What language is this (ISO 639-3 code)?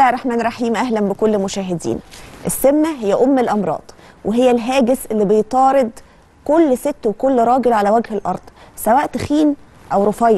ara